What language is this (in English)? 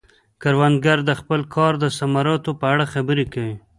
Pashto